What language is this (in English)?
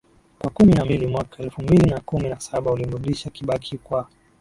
Swahili